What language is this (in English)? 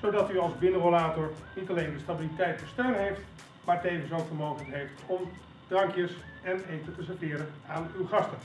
Dutch